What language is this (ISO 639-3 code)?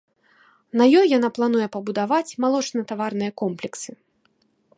bel